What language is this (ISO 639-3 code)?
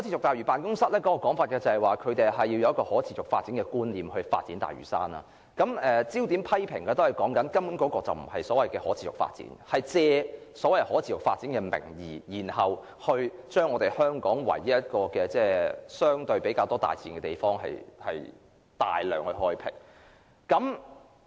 yue